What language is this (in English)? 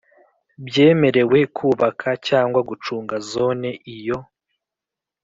Kinyarwanda